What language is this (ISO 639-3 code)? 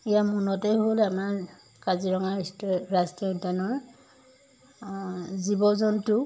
asm